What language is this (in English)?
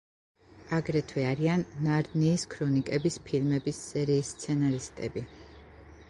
Georgian